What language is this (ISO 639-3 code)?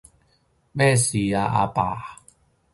yue